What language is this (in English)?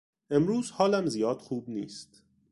Persian